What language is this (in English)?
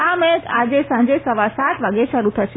Gujarati